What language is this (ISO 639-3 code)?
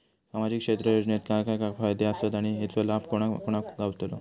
mar